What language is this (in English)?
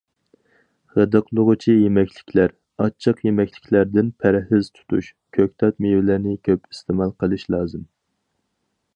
Uyghur